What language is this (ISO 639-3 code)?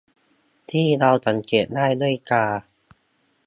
tha